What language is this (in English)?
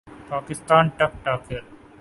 Urdu